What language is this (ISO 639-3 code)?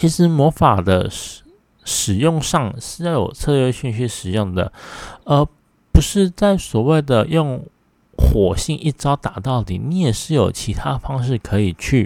zho